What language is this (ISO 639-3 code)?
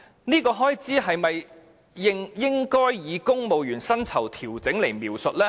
yue